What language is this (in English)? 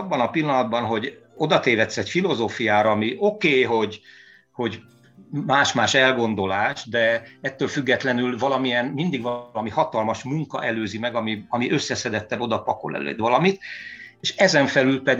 Hungarian